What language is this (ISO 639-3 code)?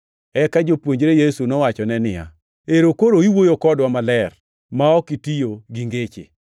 luo